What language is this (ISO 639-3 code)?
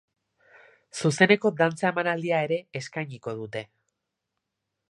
eus